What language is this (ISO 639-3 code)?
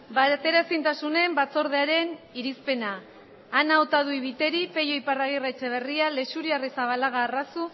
eus